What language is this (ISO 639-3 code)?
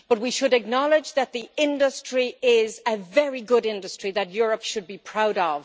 eng